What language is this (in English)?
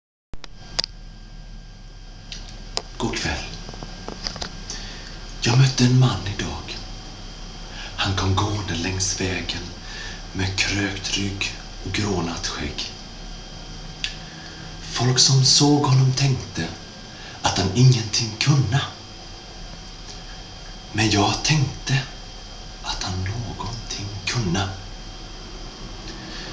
Swedish